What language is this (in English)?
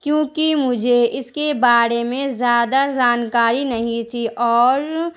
Urdu